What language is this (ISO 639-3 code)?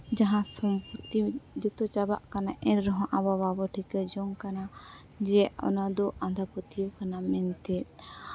sat